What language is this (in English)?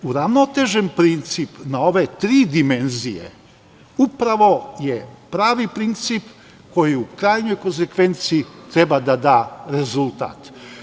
Serbian